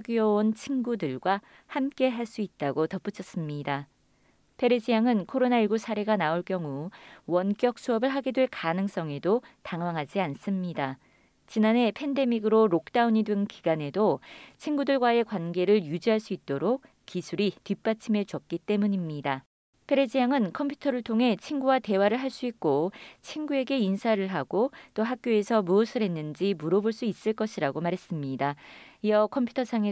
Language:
Korean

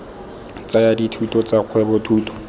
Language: Tswana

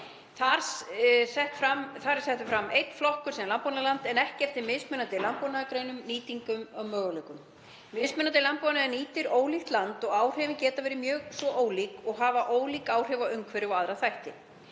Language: Icelandic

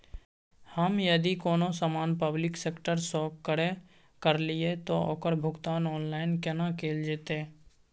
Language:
Maithili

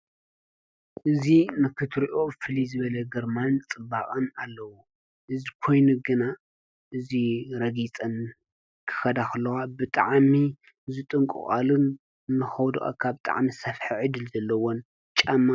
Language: Tigrinya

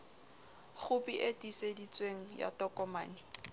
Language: Southern Sotho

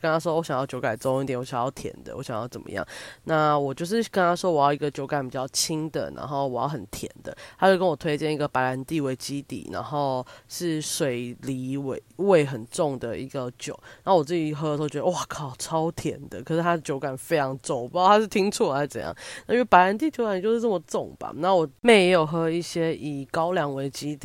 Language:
Chinese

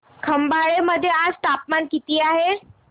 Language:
Marathi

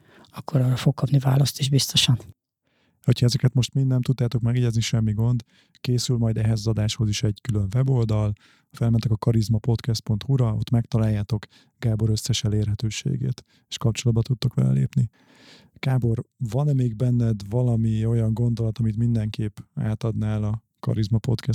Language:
Hungarian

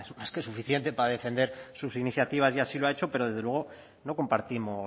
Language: Spanish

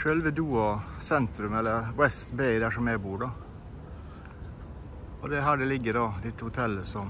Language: Norwegian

